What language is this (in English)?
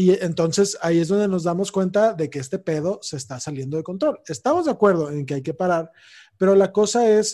Spanish